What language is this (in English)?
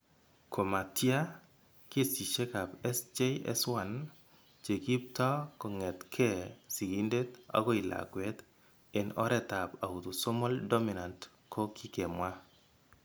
Kalenjin